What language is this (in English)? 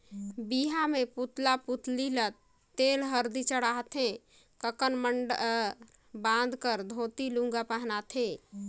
Chhattisgarhi